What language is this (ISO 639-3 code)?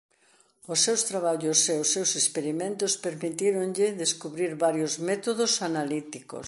glg